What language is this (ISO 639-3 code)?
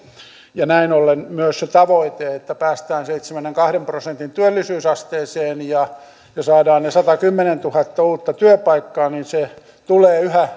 fin